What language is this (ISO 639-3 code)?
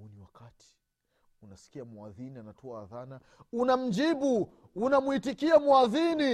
swa